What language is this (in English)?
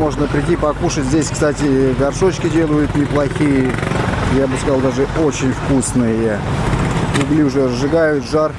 Russian